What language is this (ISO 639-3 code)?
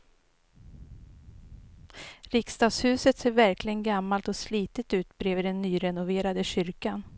swe